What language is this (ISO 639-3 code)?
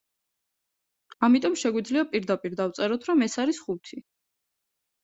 kat